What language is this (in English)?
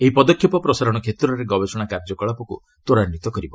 Odia